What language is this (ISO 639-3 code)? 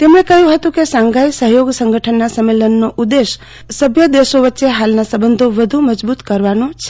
guj